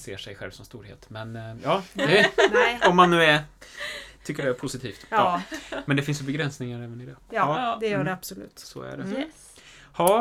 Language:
Swedish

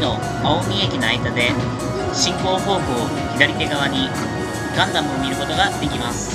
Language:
Japanese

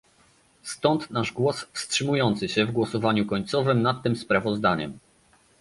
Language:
Polish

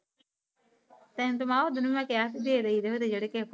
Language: Punjabi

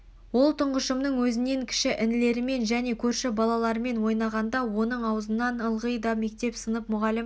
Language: Kazakh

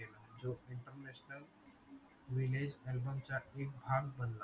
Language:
Marathi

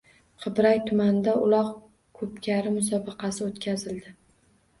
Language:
Uzbek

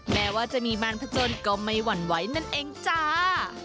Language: Thai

